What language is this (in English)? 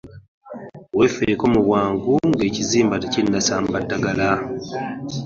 Ganda